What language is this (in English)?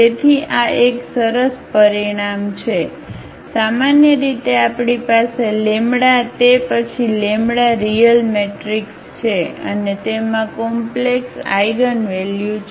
Gujarati